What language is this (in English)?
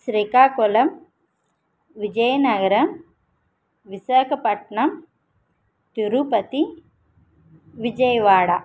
Telugu